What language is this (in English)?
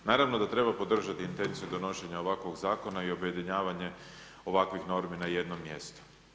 Croatian